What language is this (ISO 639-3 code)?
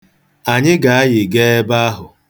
ibo